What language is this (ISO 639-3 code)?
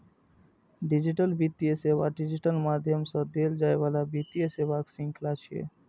mai